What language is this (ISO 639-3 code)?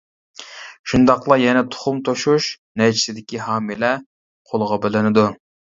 uig